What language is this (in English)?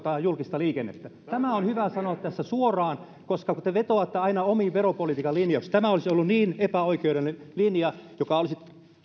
Finnish